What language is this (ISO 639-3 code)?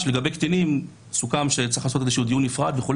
heb